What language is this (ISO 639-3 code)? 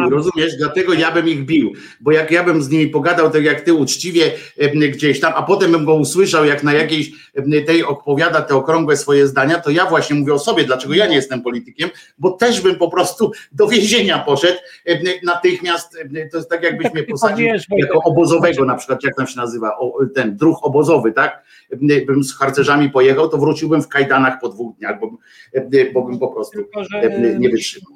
pol